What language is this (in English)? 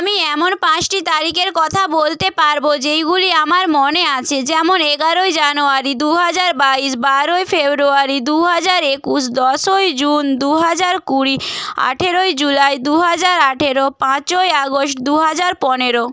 Bangla